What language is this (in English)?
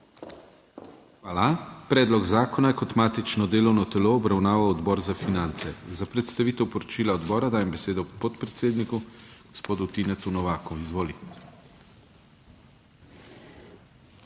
Slovenian